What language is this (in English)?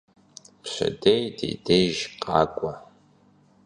Kabardian